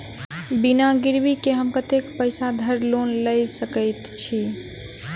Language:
Maithili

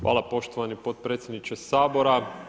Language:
Croatian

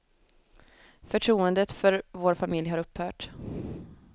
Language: Swedish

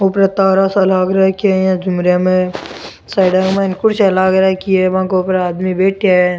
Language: Rajasthani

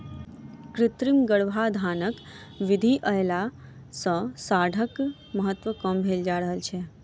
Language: Maithili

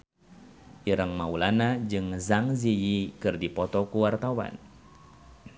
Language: Sundanese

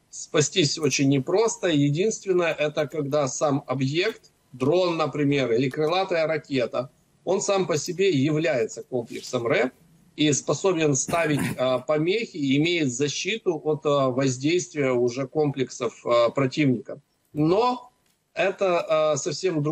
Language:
Russian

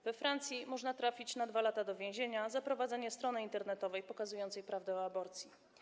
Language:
Polish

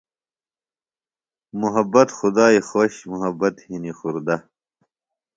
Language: Phalura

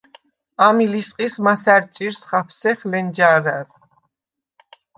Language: Svan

